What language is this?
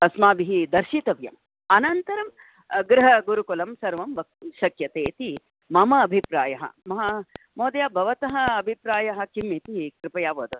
Sanskrit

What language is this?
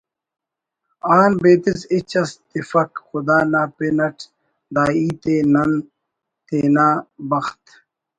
Brahui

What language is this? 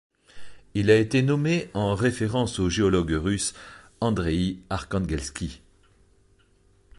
French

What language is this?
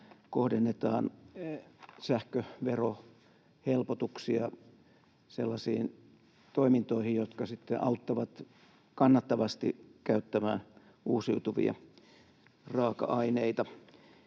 Finnish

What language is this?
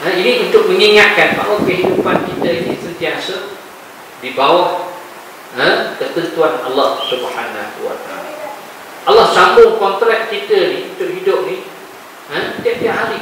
Malay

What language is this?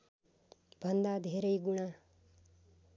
Nepali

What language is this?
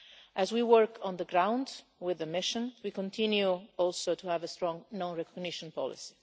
English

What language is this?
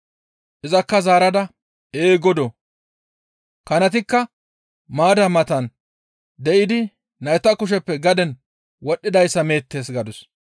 Gamo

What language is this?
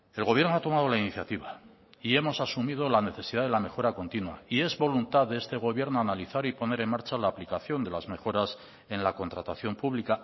Spanish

